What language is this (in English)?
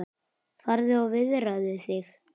Icelandic